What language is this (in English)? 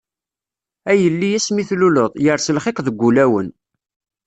Kabyle